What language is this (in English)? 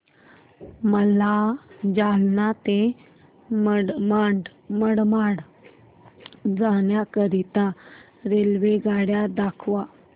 Marathi